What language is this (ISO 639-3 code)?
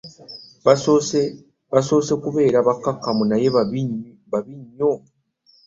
lug